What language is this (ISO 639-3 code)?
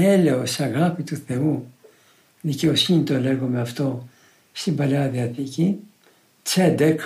ell